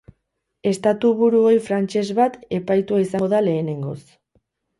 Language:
Basque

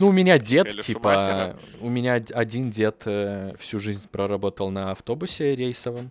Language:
Russian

